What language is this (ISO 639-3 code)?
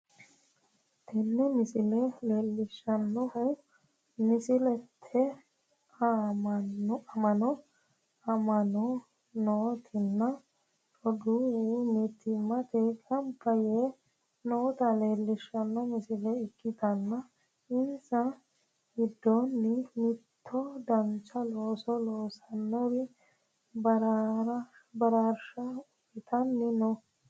sid